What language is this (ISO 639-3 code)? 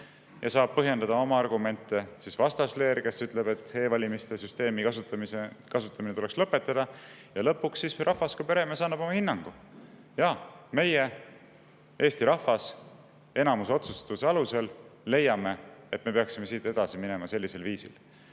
est